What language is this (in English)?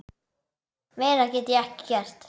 Icelandic